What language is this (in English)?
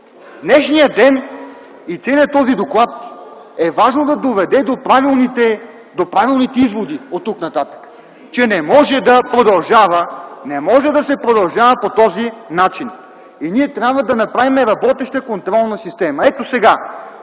Bulgarian